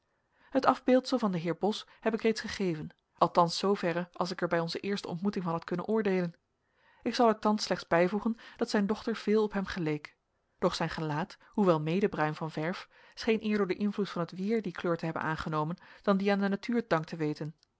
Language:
Dutch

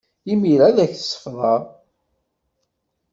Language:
Kabyle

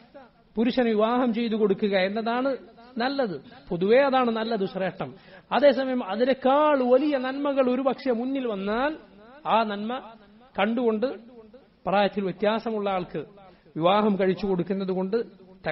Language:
Arabic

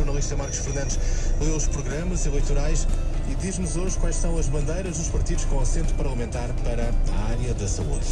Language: Portuguese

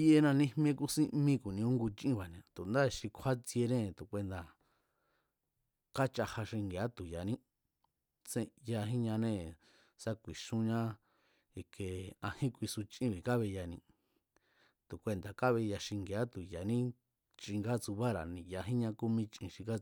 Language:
Mazatlán Mazatec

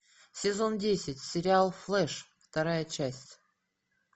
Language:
Russian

